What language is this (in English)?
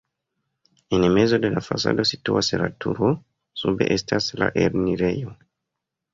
Esperanto